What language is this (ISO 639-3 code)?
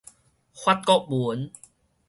nan